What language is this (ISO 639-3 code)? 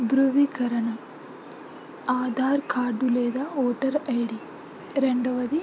tel